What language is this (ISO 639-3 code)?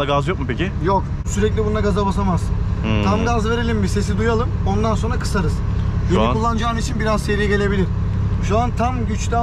tur